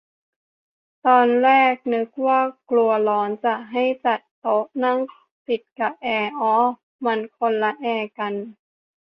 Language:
Thai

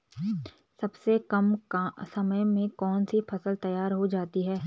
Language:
Hindi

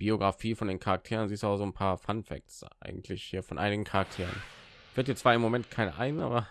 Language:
German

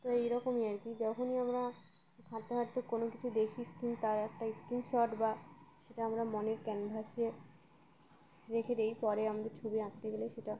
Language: Bangla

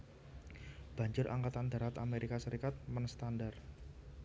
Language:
Javanese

